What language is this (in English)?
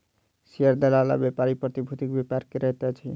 Maithili